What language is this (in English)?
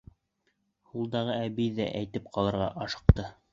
Bashkir